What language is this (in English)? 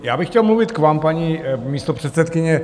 Czech